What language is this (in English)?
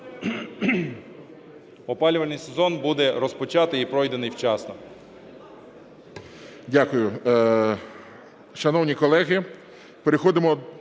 Ukrainian